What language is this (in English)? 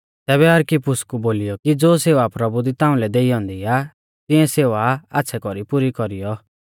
Mahasu Pahari